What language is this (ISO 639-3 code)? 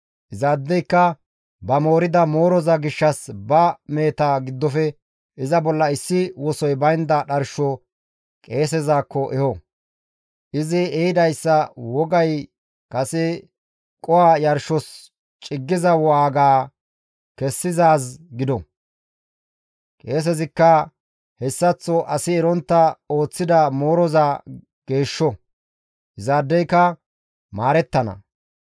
gmv